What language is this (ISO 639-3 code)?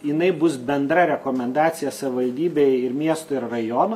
lit